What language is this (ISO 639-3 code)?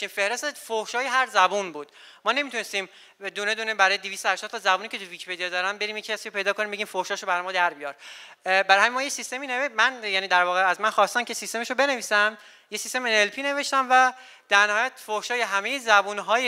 fas